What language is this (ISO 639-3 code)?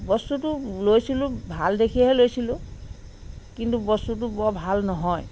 asm